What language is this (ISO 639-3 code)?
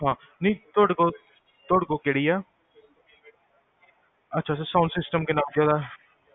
pan